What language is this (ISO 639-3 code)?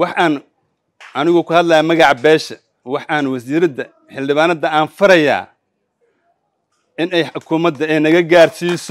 ara